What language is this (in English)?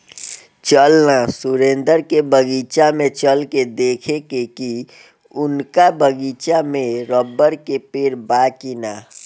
Bhojpuri